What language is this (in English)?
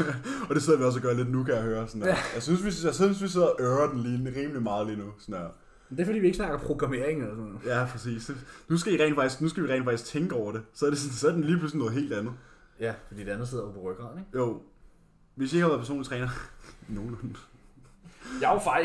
Danish